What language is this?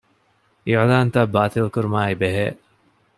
Divehi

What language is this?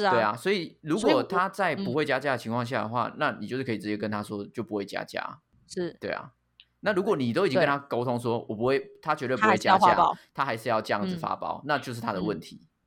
Chinese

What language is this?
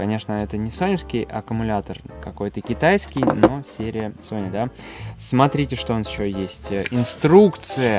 Russian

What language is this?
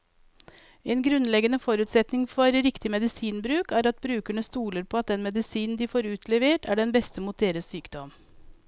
Norwegian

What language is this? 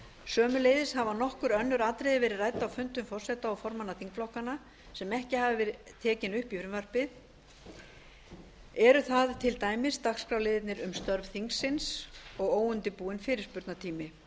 Icelandic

